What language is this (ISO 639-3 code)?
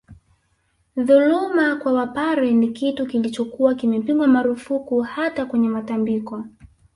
swa